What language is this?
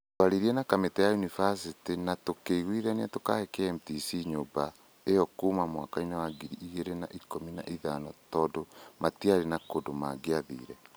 Kikuyu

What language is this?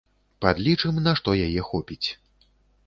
Belarusian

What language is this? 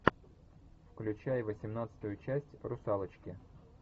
Russian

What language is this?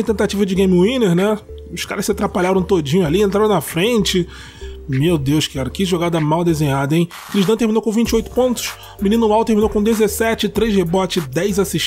Portuguese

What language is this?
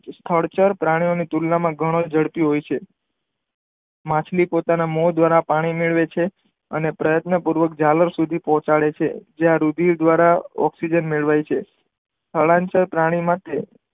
Gujarati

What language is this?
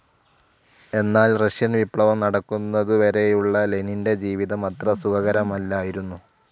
Malayalam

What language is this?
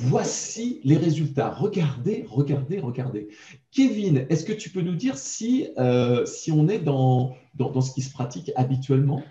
French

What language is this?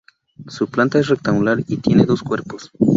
Spanish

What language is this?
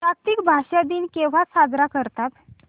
Marathi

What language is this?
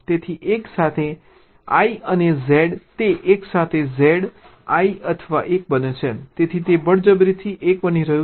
Gujarati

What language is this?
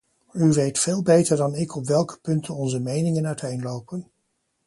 Dutch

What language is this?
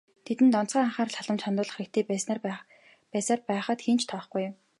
Mongolian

